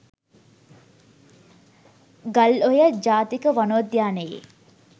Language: Sinhala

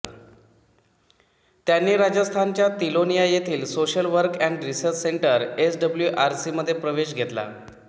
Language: Marathi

